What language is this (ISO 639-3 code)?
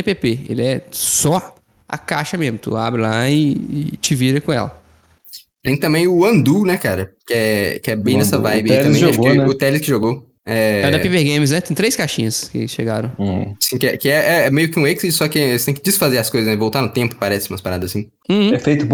por